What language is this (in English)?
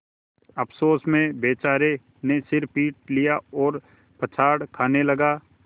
Hindi